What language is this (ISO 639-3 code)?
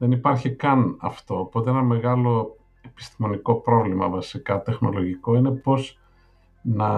ell